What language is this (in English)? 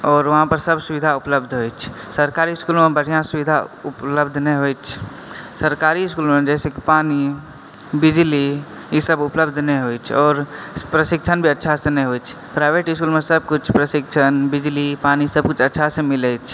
Maithili